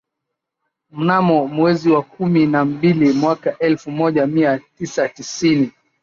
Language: Swahili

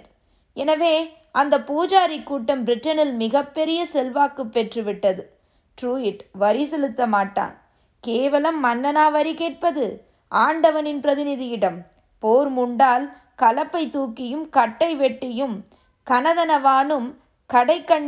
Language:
Tamil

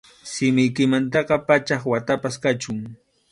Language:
Arequipa-La Unión Quechua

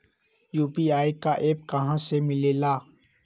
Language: Magahi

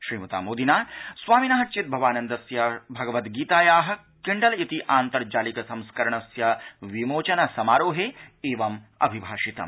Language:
Sanskrit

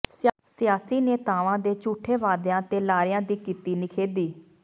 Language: Punjabi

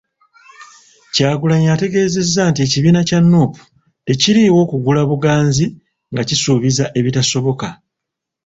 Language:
Ganda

